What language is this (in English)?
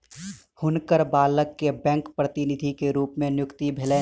Maithili